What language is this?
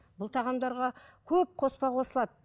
Kazakh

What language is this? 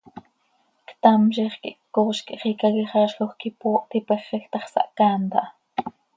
Seri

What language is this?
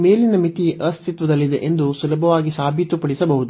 Kannada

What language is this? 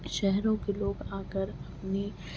Urdu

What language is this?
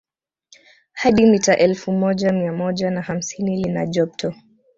Swahili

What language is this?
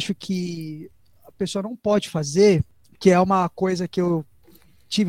Portuguese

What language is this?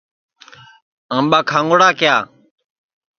Sansi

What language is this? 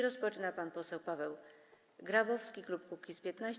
Polish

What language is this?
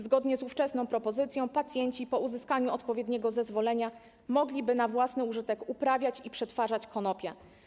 Polish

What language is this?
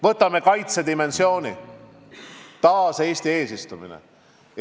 Estonian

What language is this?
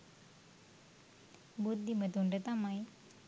Sinhala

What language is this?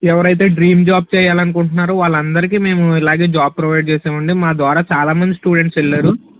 Telugu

